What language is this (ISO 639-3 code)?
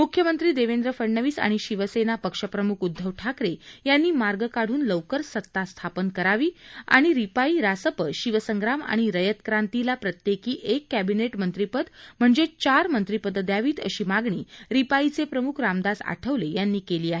mar